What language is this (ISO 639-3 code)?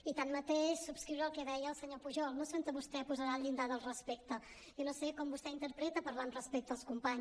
cat